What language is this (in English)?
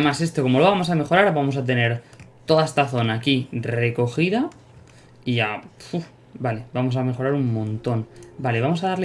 Spanish